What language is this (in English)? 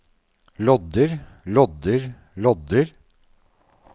Norwegian